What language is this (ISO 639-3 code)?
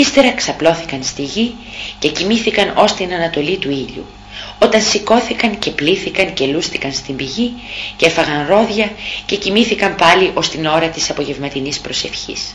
ell